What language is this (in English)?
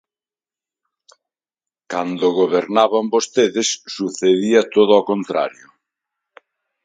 Galician